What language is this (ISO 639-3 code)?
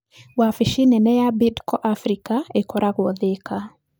kik